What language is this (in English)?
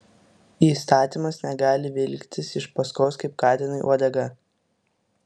Lithuanian